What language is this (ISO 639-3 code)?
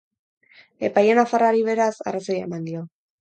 eus